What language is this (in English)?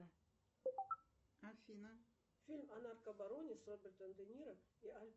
Russian